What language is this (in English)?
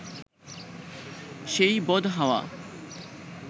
Bangla